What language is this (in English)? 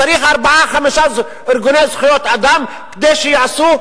Hebrew